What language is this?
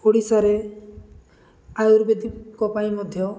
Odia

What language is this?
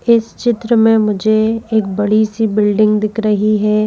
Hindi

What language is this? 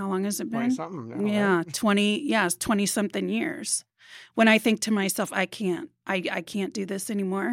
English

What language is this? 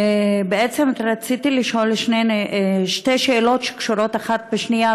Hebrew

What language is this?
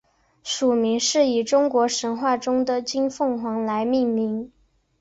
Chinese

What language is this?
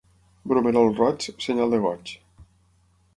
Catalan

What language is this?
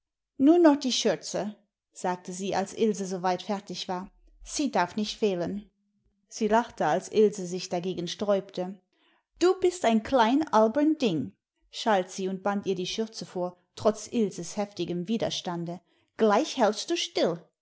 German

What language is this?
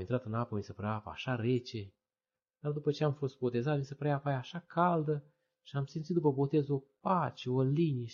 Romanian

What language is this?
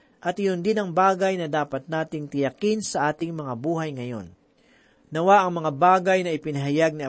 Filipino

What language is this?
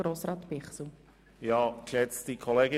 Swiss German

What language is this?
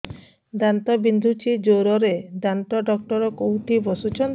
Odia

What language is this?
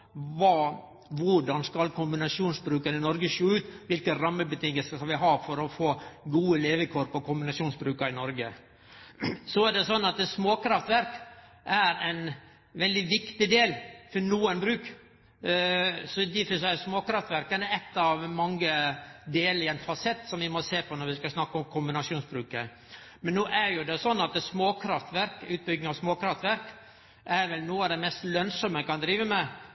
Norwegian Nynorsk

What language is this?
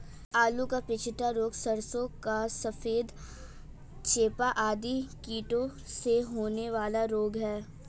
Hindi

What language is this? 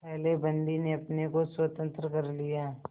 Hindi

